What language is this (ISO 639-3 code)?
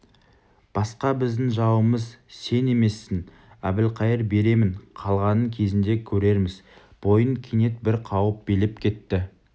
kaz